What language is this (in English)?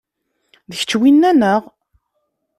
Kabyle